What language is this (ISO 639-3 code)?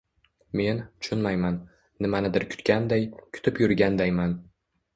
uzb